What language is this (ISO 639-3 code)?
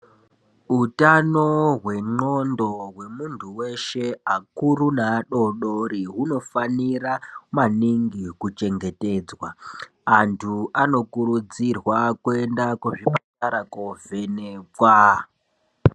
ndc